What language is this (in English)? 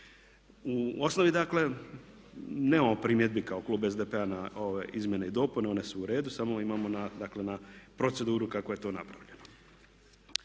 Croatian